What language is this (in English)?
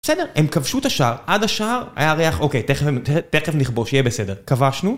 Hebrew